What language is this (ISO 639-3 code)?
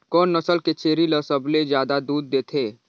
hne